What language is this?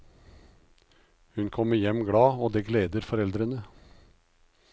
Norwegian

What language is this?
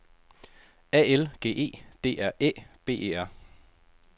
Danish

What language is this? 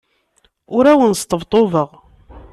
Kabyle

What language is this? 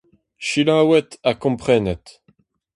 Breton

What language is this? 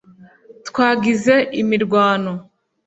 Kinyarwanda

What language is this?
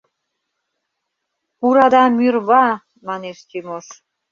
Mari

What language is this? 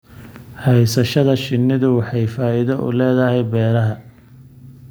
Somali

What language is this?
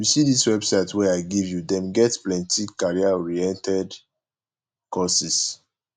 Nigerian Pidgin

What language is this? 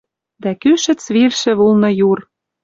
Western Mari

